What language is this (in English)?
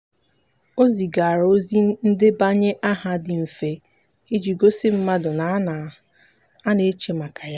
Igbo